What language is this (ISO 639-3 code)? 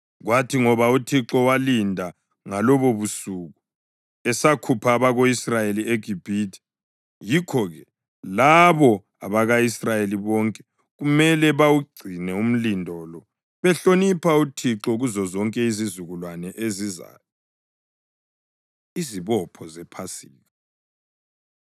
nde